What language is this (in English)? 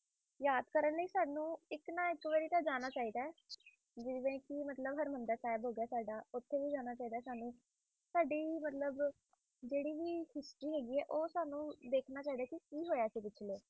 Punjabi